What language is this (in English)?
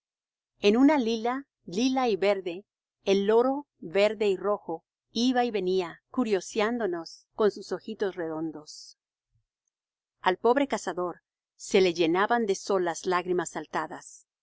Spanish